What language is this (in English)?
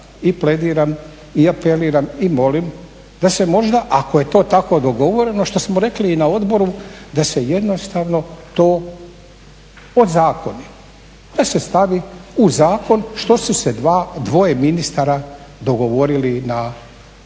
Croatian